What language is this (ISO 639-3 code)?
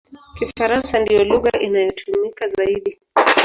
swa